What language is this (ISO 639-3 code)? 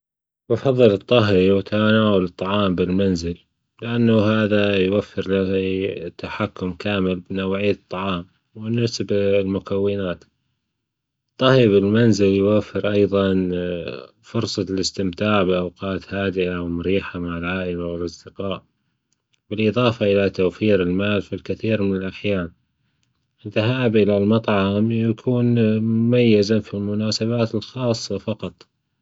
afb